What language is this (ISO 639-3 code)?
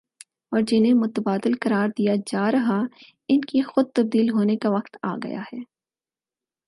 urd